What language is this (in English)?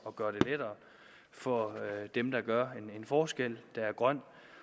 Danish